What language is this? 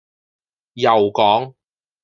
Cantonese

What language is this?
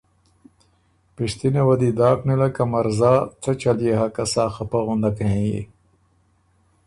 Ormuri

